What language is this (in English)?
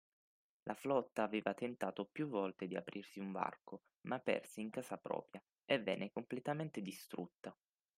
Italian